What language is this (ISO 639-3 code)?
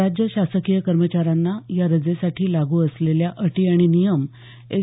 mar